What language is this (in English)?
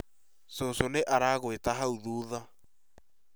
Kikuyu